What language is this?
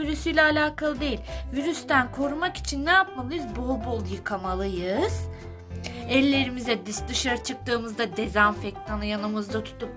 Turkish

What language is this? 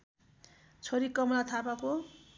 Nepali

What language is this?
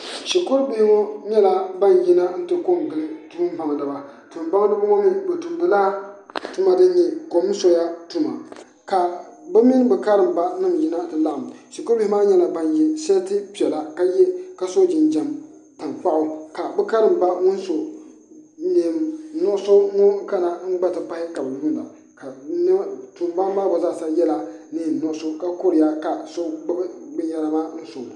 Southern Dagaare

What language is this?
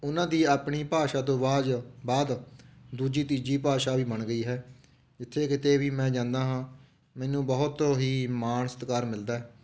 Punjabi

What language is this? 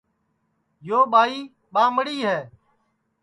Sansi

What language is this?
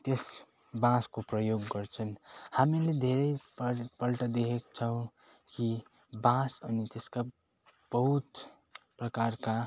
Nepali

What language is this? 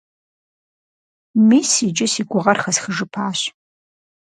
Kabardian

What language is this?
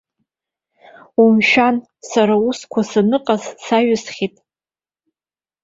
Abkhazian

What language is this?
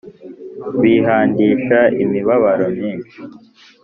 Kinyarwanda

